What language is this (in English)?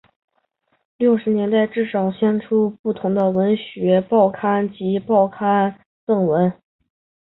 Chinese